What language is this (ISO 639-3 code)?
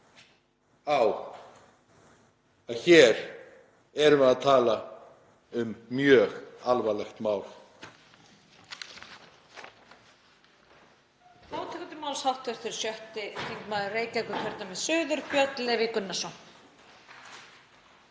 isl